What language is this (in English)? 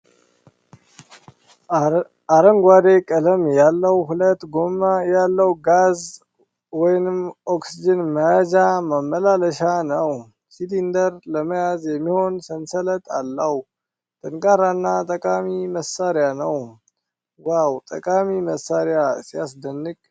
Amharic